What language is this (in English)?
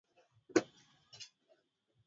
Swahili